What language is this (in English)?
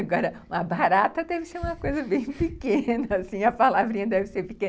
Portuguese